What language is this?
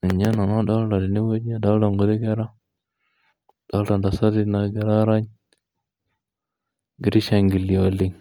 Masai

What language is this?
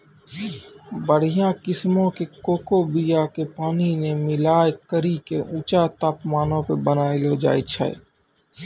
Maithili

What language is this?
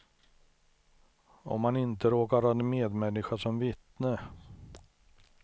Swedish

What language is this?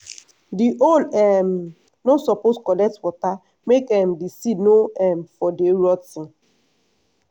Nigerian Pidgin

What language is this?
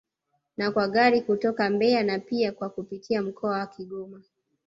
Swahili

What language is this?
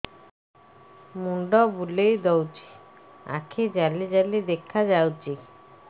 Odia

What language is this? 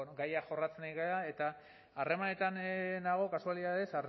Basque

